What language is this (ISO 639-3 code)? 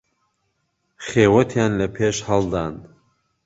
ckb